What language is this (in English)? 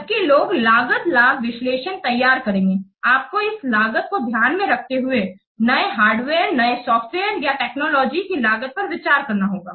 Hindi